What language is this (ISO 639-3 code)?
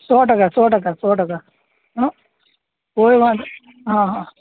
guj